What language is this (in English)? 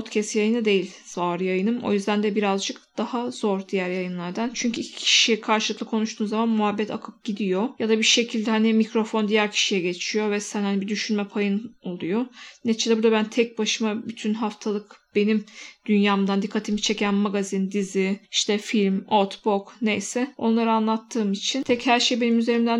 Turkish